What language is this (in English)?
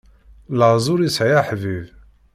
Kabyle